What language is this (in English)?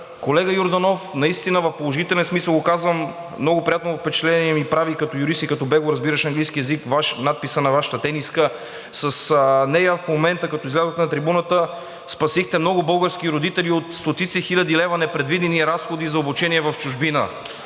Bulgarian